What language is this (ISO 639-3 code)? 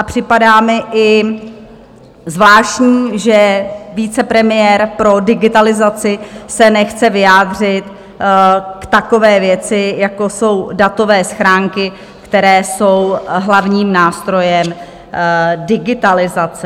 ces